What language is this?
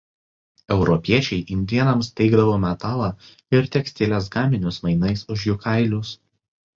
Lithuanian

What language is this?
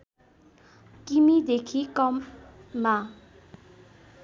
Nepali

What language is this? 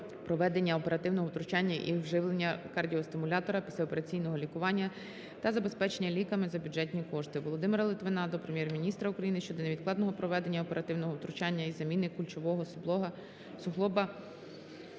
Ukrainian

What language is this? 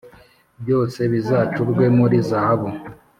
Kinyarwanda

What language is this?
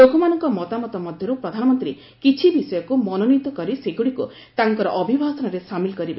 Odia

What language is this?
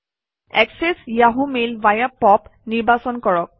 Assamese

